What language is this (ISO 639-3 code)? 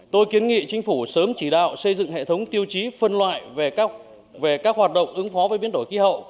vie